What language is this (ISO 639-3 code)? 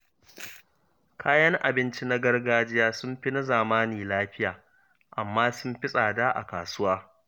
hau